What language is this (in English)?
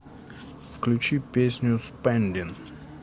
Russian